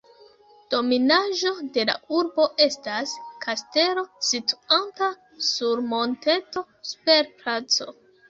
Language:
Esperanto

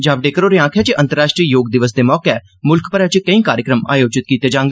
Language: Dogri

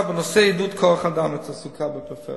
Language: Hebrew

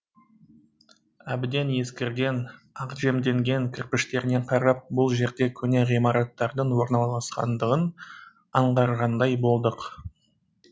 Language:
Kazakh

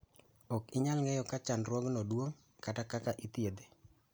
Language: Luo (Kenya and Tanzania)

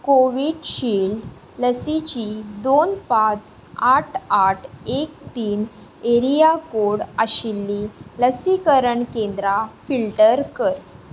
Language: Konkani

